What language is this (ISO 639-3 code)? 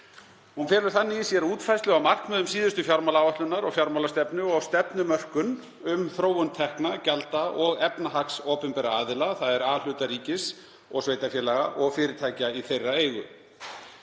isl